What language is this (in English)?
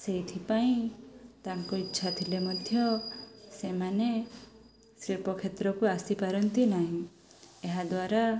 Odia